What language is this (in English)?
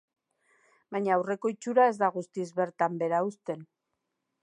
Basque